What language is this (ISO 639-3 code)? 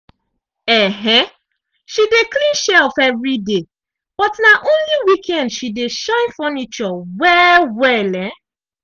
pcm